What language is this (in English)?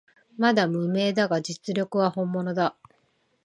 Japanese